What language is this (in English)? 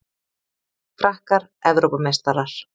Icelandic